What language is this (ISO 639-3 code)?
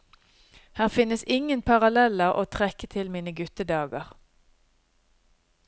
nor